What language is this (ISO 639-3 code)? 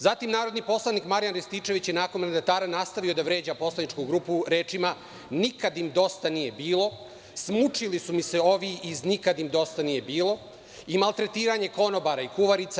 srp